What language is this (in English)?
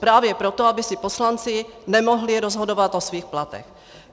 Czech